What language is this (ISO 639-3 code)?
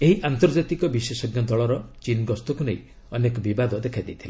ori